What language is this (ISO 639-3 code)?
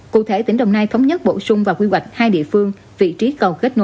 vie